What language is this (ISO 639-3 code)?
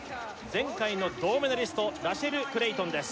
jpn